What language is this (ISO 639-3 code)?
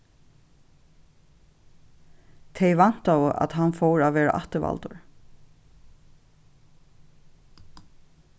fao